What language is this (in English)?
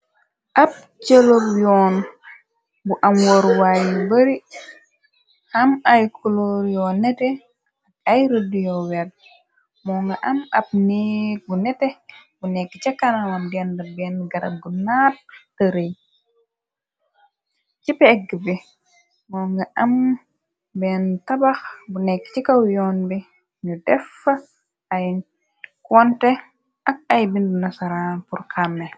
Wolof